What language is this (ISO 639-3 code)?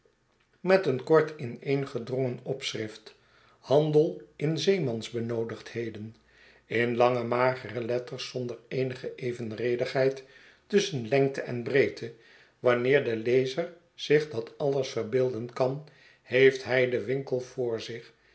nld